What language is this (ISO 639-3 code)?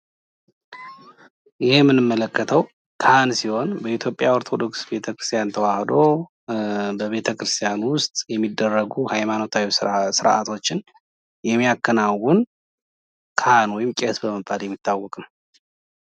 amh